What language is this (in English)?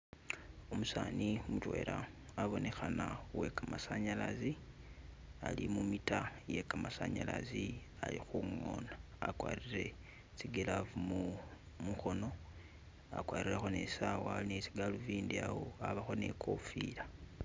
Masaaba